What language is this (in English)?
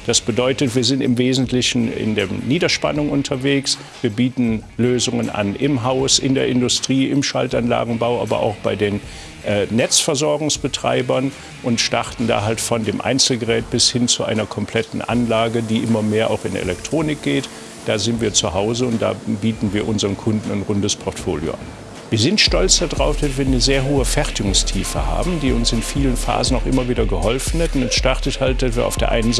German